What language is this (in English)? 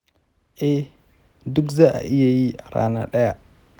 Hausa